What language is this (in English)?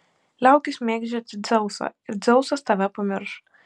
Lithuanian